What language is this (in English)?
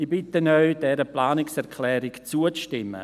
Swiss German